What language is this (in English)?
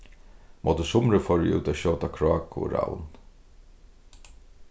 Faroese